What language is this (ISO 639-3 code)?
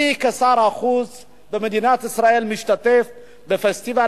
heb